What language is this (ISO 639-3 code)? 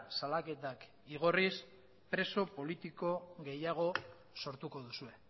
eus